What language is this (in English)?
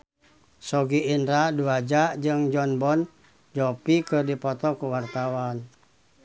Sundanese